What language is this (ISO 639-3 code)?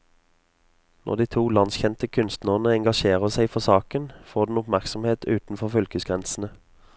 nor